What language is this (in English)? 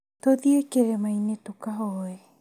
Kikuyu